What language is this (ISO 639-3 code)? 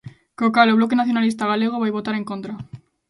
glg